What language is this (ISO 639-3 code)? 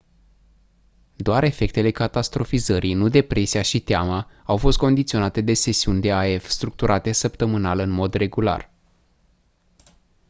ron